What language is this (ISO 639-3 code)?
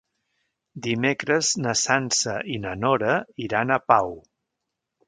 cat